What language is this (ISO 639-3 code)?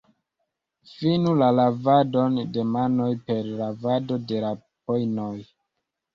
epo